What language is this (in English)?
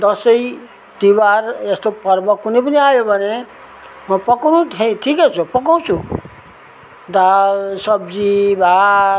Nepali